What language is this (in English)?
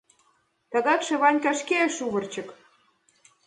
Mari